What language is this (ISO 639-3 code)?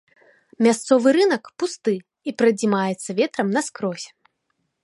bel